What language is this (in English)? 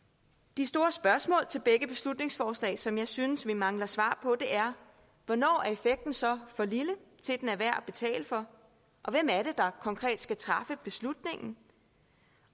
Danish